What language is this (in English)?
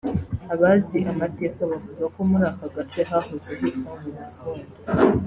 Kinyarwanda